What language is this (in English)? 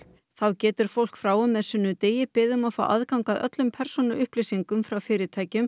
Icelandic